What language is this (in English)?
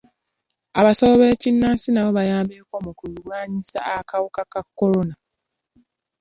Ganda